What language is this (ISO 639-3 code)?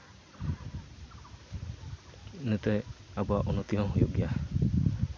sat